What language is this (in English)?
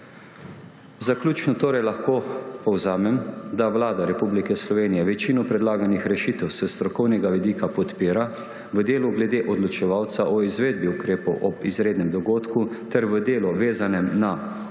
Slovenian